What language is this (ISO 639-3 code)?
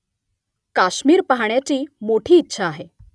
mar